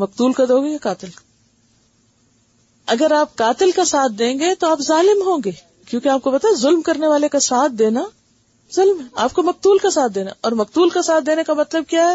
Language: Urdu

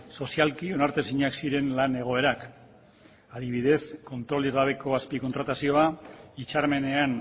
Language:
Basque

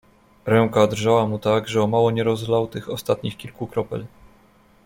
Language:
Polish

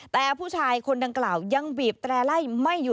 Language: Thai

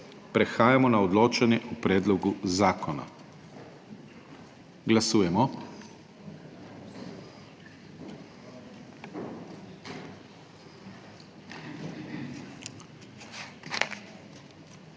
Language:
Slovenian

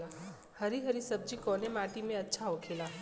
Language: Bhojpuri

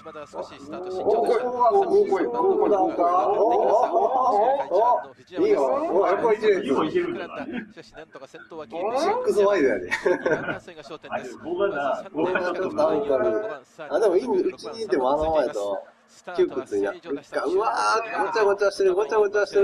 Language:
Japanese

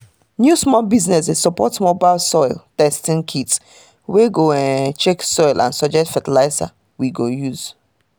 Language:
Nigerian Pidgin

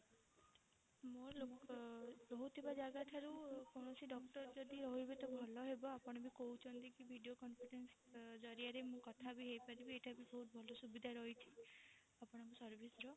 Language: Odia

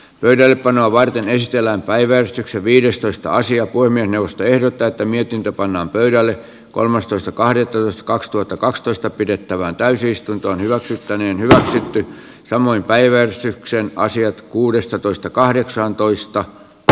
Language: Finnish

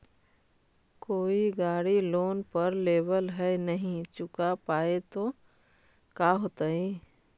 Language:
Magahi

